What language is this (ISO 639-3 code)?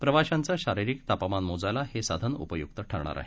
mar